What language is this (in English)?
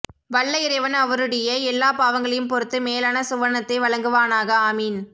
Tamil